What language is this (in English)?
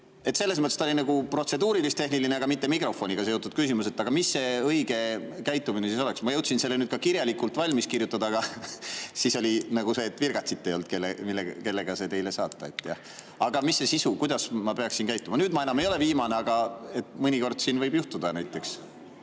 Estonian